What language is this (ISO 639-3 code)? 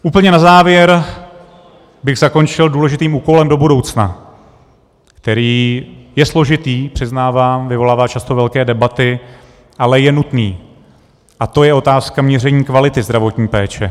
ces